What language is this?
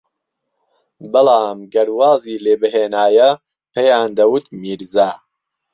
Central Kurdish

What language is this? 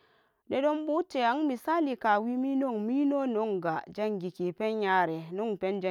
Samba Daka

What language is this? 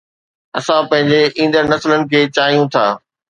Sindhi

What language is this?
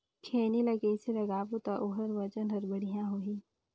Chhattisgarhi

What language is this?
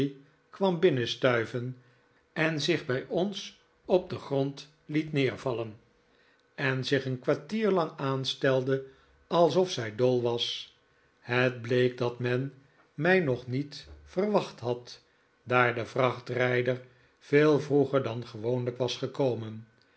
Dutch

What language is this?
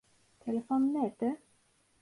Turkish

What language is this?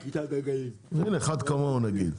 Hebrew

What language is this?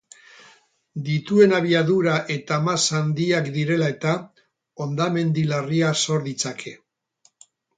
Basque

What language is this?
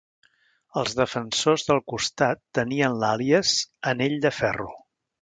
Catalan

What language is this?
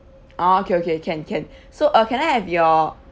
English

